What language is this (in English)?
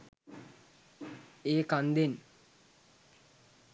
Sinhala